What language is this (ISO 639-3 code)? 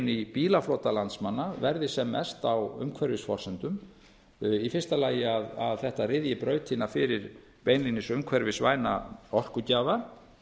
isl